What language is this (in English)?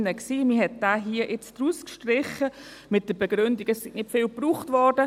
Swiss German